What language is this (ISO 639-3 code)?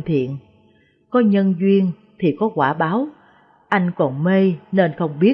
vie